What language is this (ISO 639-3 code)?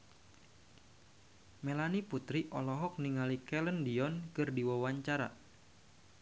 sun